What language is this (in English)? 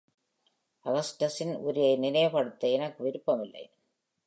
Tamil